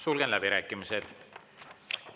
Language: Estonian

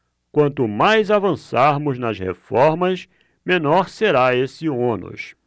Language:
Portuguese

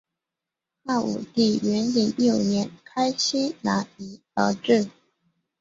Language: Chinese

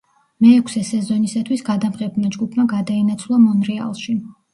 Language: Georgian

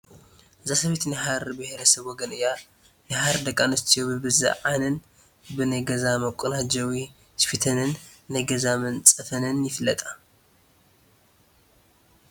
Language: Tigrinya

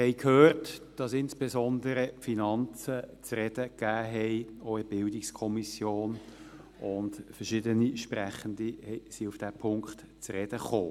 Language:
Swiss German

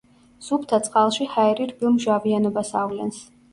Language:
Georgian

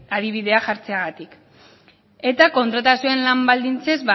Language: Basque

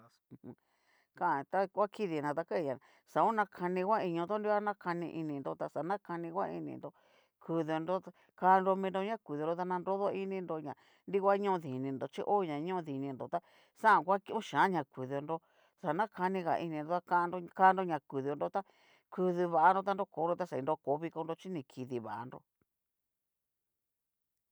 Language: Cacaloxtepec Mixtec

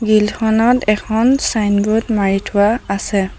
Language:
Assamese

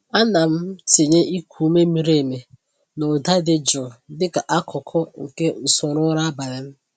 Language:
Igbo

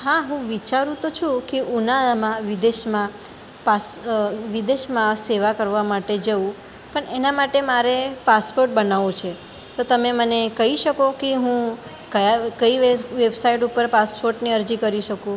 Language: Gujarati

